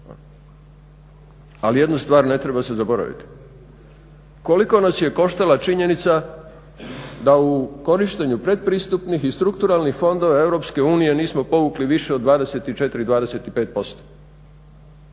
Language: Croatian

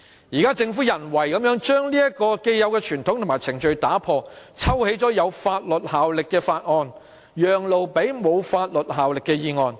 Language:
Cantonese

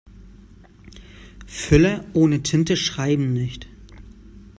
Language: German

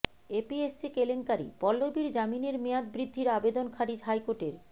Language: Bangla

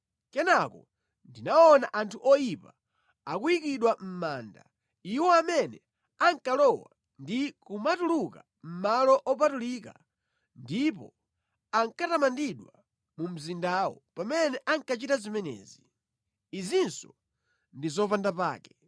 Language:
Nyanja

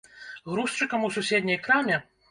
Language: Belarusian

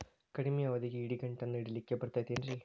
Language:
Kannada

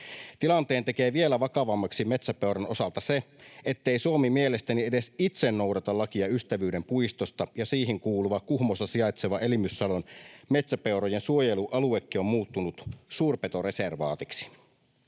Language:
Finnish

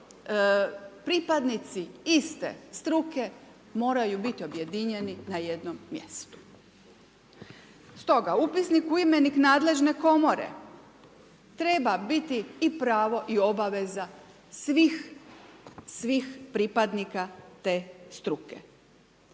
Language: Croatian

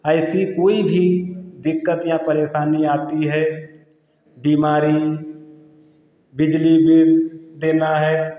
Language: Hindi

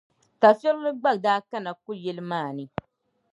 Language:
Dagbani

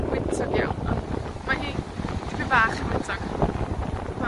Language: Welsh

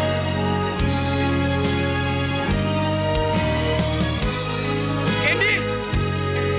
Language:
Indonesian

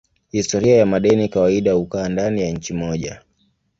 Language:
Swahili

